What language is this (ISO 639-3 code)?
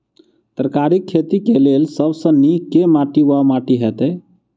mai